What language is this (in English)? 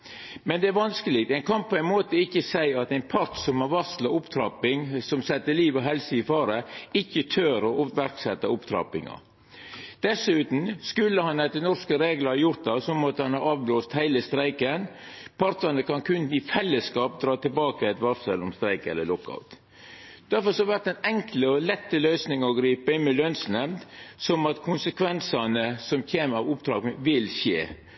Norwegian Nynorsk